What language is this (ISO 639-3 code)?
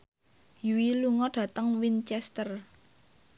jav